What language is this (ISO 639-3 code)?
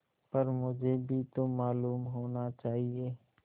hin